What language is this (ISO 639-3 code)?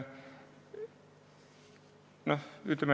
est